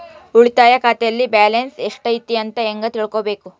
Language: Kannada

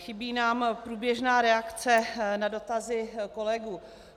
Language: Czech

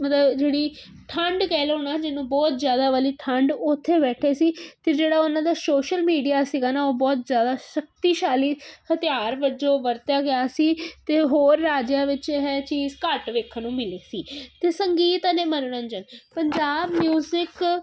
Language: Punjabi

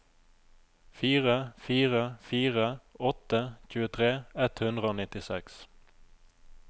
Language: Norwegian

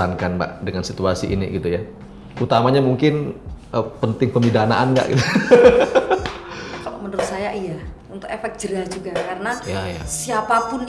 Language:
Indonesian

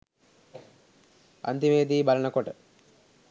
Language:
Sinhala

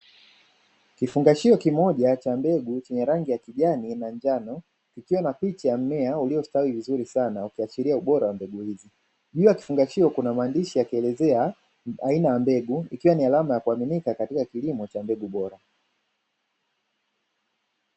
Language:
Swahili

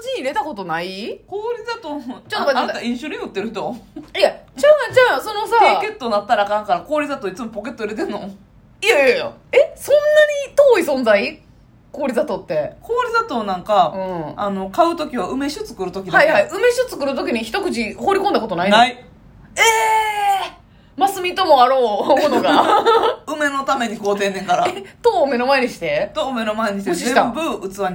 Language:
Japanese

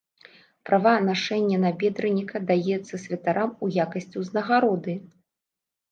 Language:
Belarusian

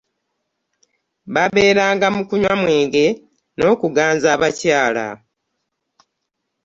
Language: Ganda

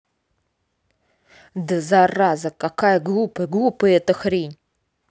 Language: Russian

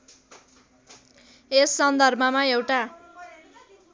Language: Nepali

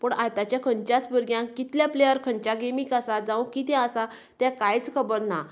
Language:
Konkani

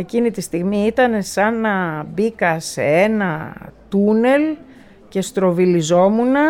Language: Greek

